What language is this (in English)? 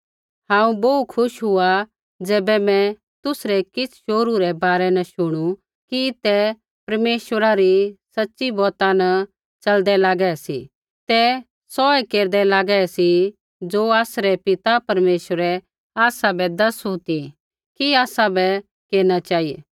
Kullu Pahari